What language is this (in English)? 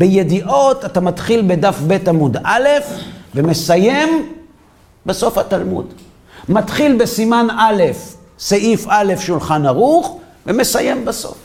Hebrew